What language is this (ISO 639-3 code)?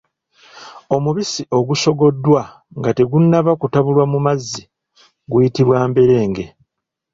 lug